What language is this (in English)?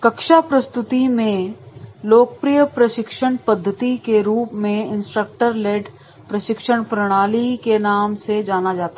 Hindi